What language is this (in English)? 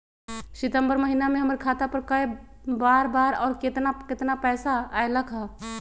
Magahi